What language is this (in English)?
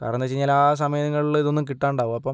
Malayalam